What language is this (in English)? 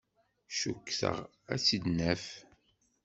Kabyle